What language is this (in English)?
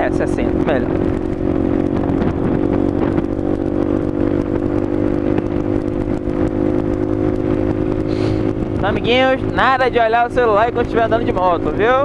Portuguese